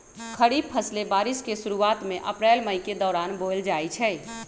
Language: Magahi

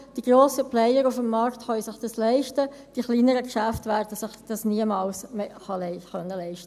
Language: Swiss German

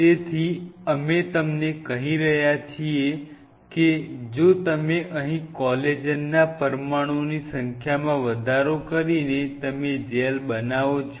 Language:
Gujarati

